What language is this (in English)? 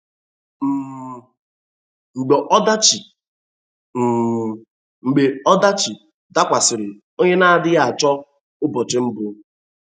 Igbo